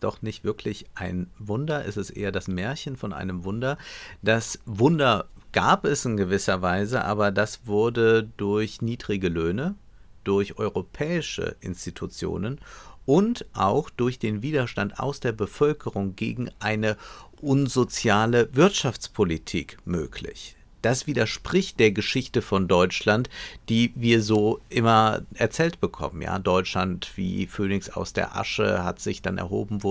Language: German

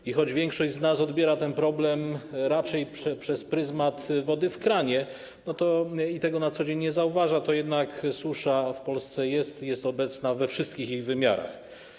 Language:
Polish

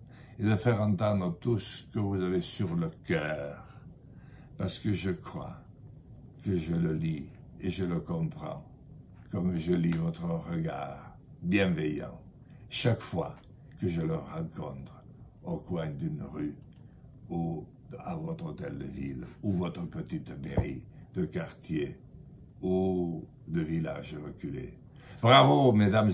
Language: French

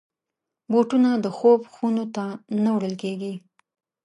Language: Pashto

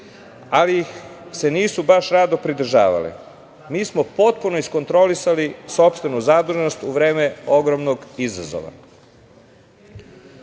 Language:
Serbian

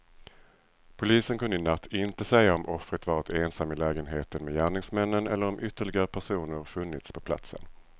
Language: Swedish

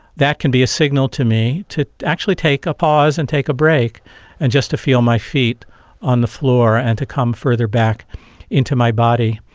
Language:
English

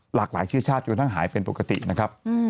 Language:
Thai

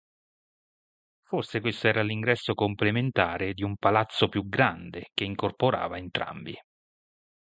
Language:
Italian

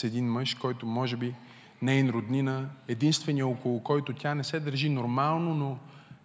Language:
Bulgarian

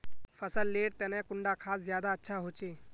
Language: Magahi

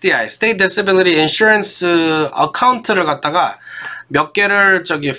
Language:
Korean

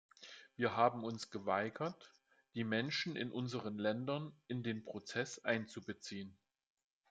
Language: German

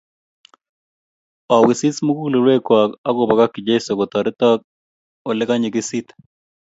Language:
Kalenjin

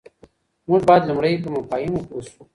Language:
Pashto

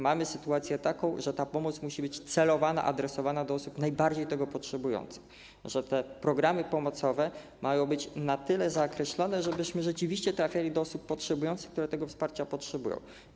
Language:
Polish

